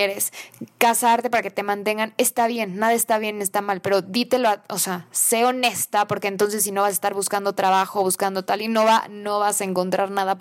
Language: Spanish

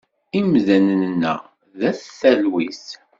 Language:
Kabyle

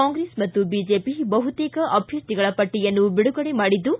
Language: Kannada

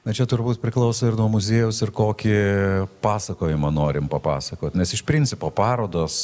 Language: Lithuanian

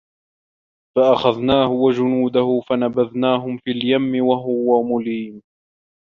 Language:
Arabic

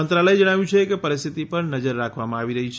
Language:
Gujarati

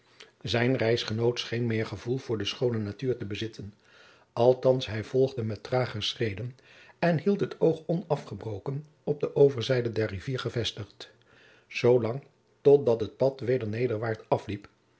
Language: Dutch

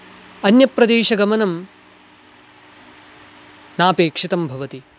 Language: Sanskrit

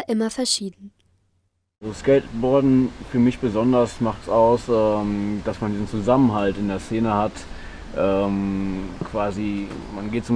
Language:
German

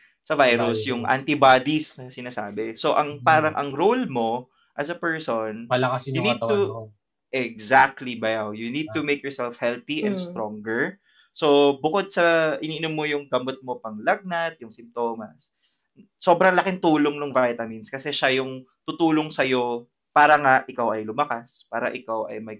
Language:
Filipino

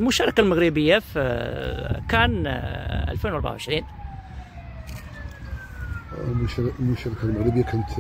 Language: Arabic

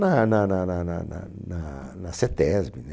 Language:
Portuguese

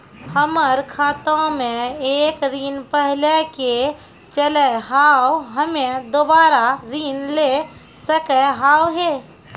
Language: Maithili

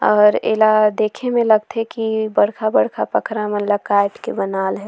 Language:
Surgujia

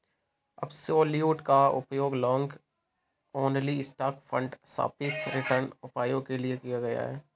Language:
Hindi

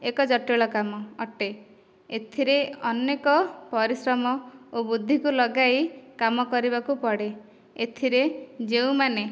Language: Odia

